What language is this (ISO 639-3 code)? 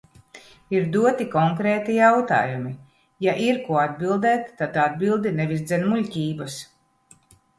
lav